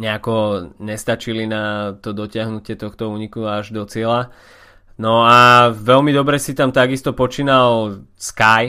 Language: Slovak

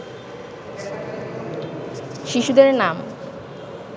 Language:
Bangla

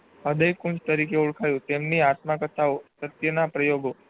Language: Gujarati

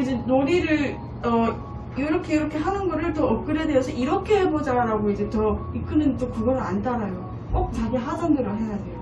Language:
Korean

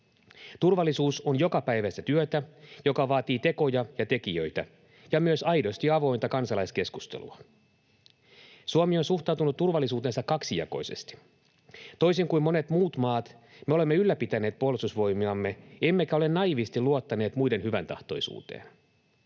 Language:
Finnish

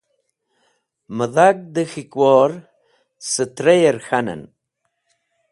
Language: Wakhi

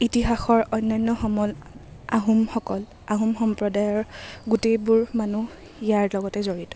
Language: Assamese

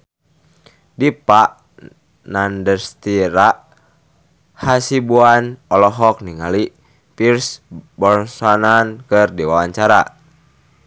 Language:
Sundanese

